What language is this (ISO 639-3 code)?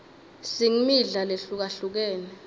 ssw